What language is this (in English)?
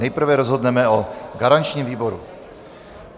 Czech